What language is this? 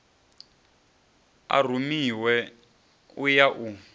Venda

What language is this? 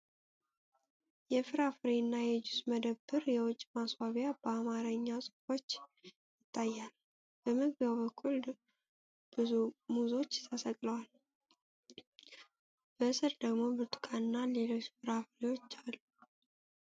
Amharic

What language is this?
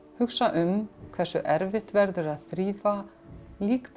Icelandic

